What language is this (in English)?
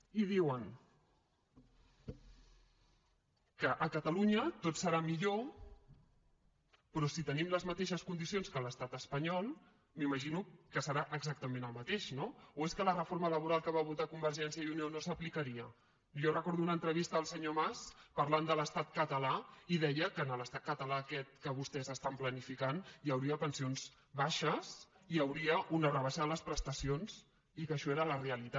Catalan